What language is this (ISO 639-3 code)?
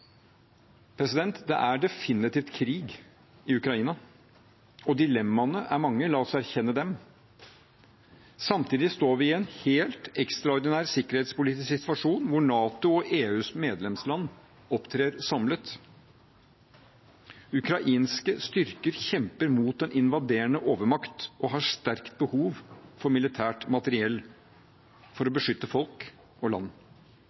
nob